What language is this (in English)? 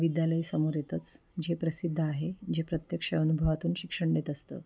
Marathi